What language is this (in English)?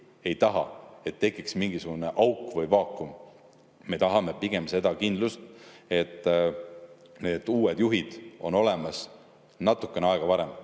Estonian